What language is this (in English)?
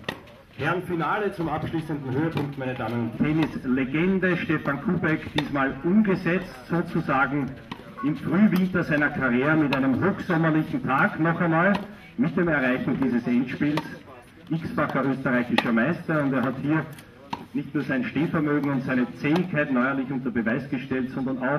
German